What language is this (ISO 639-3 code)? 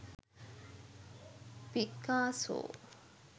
sin